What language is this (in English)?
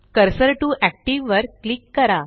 Marathi